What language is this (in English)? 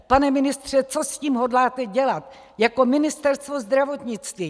Czech